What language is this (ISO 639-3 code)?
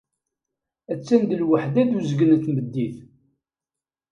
kab